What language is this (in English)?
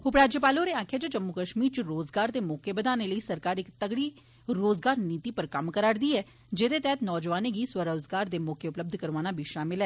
Dogri